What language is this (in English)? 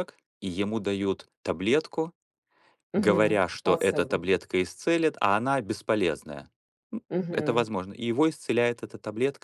Russian